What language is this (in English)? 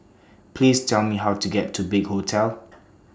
English